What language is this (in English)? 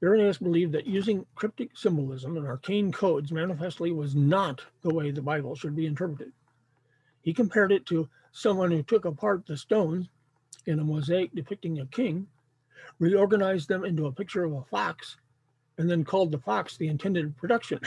English